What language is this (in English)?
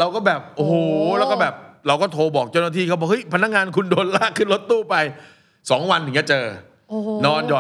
Thai